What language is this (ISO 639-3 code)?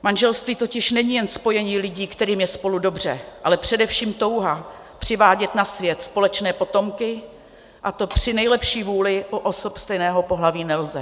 ces